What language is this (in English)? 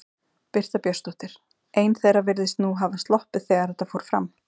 Icelandic